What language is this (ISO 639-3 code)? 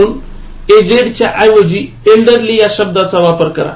mar